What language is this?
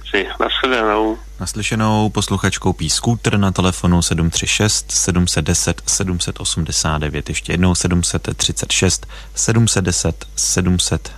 Czech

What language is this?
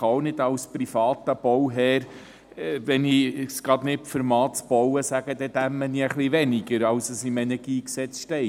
Swiss German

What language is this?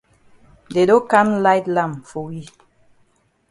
Cameroon Pidgin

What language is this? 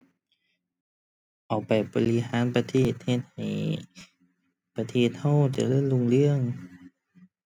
Thai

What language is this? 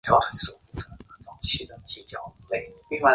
Chinese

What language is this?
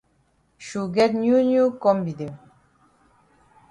Cameroon Pidgin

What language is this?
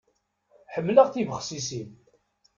Kabyle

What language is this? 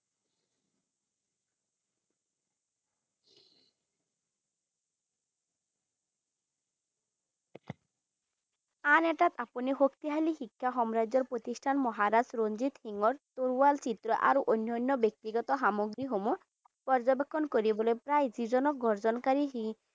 Assamese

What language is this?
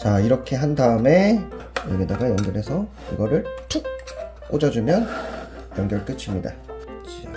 Korean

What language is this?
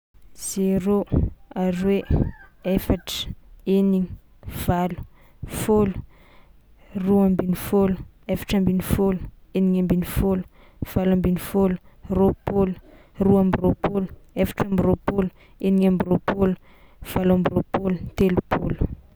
Tsimihety Malagasy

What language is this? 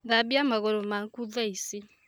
Kikuyu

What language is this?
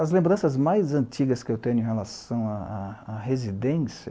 Portuguese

